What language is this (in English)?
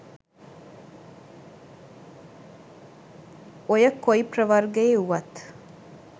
Sinhala